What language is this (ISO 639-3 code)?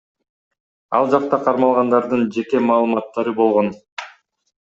kir